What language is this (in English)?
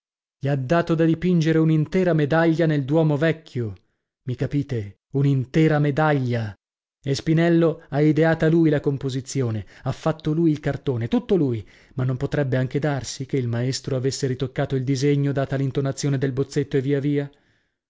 Italian